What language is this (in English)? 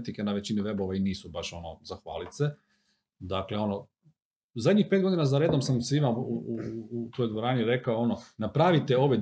Croatian